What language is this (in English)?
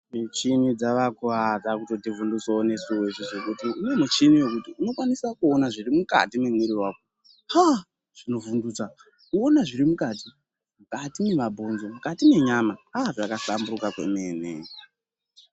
Ndau